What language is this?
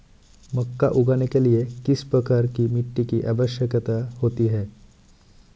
Hindi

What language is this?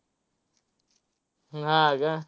Marathi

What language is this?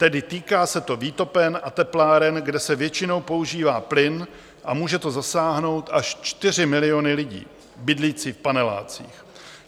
Czech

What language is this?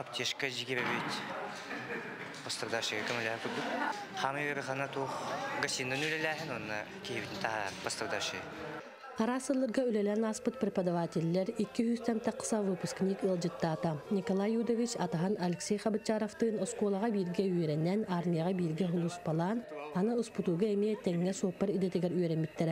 Turkish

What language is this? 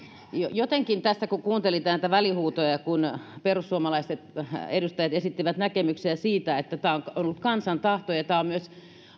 Finnish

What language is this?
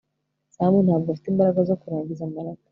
Kinyarwanda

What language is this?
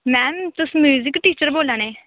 Dogri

